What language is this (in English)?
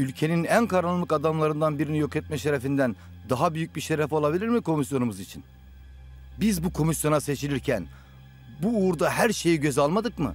Turkish